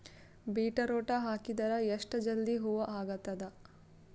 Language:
Kannada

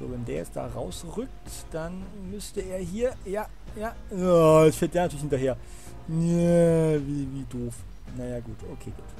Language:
German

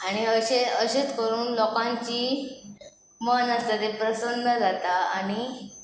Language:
Konkani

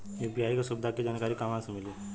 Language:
Bhojpuri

